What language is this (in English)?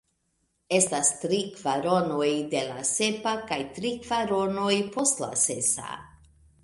Esperanto